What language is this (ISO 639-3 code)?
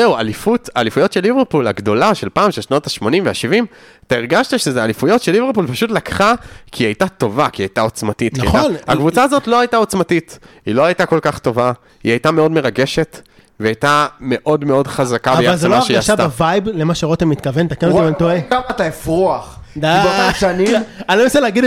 heb